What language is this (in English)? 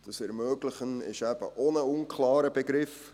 Swiss German